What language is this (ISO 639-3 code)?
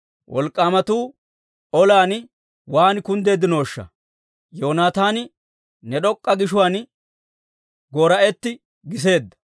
dwr